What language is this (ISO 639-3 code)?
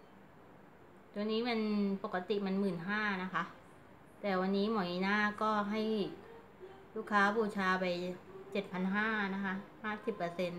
tha